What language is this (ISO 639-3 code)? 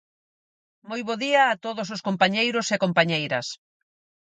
glg